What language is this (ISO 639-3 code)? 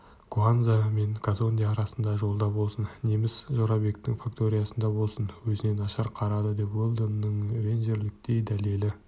kaz